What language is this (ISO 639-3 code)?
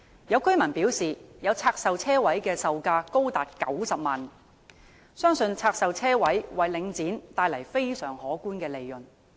yue